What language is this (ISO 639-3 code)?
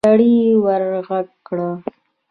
pus